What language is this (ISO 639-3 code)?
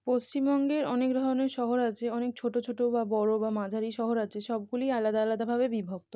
ben